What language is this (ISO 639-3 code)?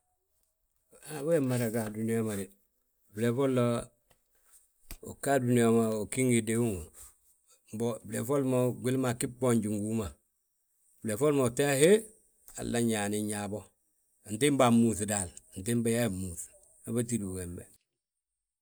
bjt